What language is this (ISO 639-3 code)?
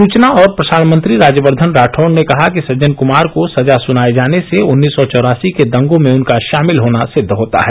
hin